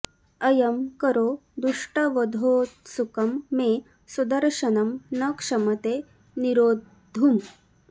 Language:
Sanskrit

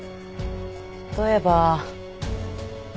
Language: Japanese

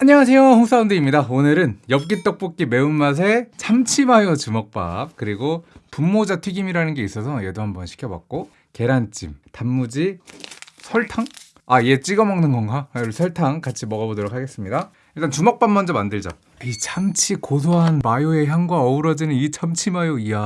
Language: Korean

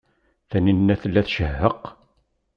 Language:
Kabyle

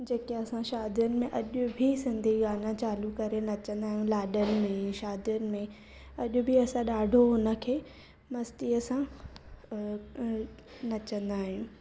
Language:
Sindhi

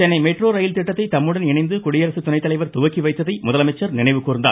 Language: Tamil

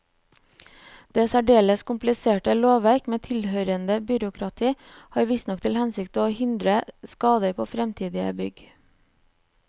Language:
Norwegian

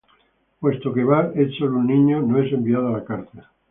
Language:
Spanish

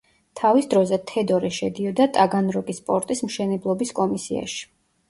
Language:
Georgian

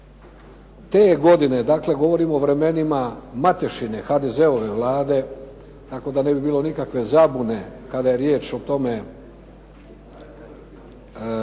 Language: Croatian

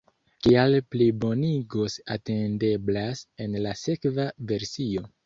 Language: Esperanto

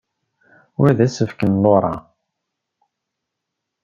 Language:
Kabyle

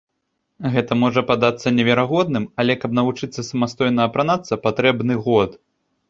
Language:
Belarusian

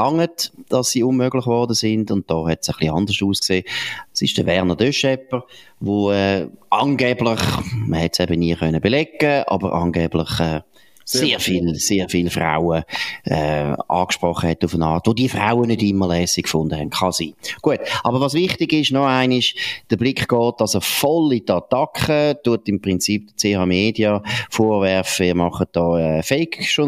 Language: German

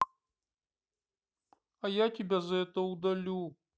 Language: Russian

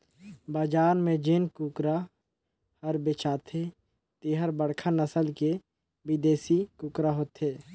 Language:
Chhattisgarhi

